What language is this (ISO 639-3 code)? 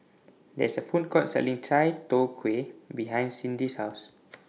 eng